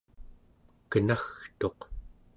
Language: Central Yupik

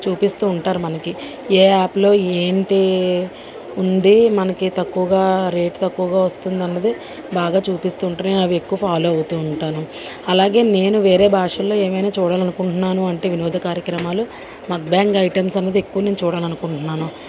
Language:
Telugu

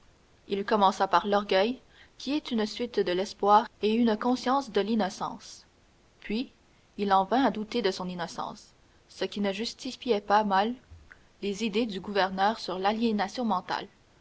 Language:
French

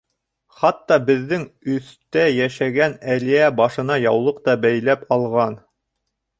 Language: Bashkir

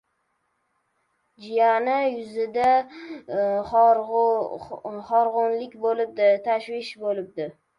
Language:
Uzbek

